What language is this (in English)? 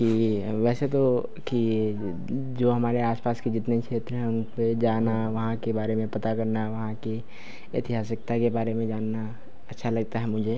Hindi